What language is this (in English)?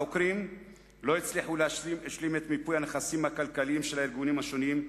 Hebrew